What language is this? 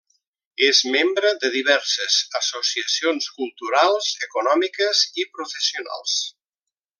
Catalan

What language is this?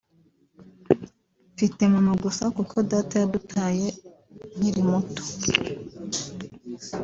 Kinyarwanda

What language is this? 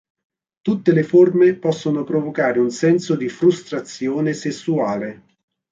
Italian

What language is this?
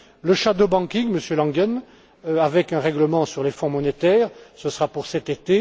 French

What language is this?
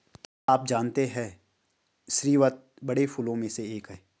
Hindi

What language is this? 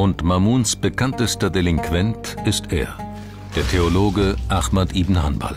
German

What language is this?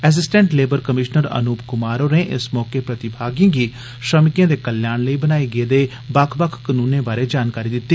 Dogri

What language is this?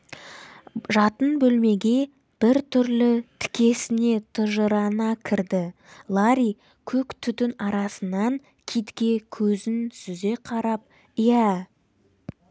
Kazakh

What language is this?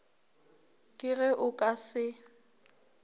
Northern Sotho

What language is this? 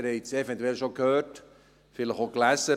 Swiss German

